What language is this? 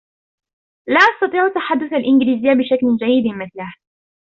Arabic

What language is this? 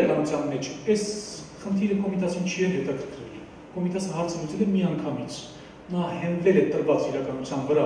Turkish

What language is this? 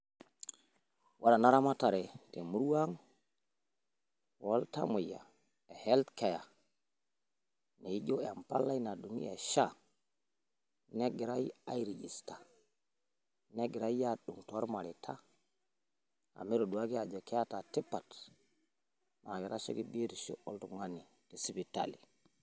Masai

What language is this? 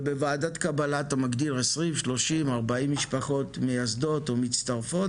Hebrew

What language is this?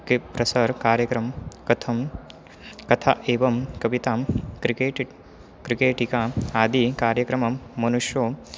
Sanskrit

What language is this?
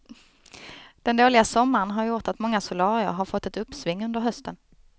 Swedish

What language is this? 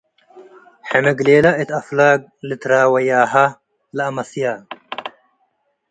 Tigre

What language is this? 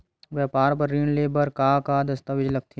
Chhattisgarhi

